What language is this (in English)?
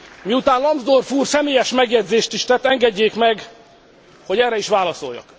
Hungarian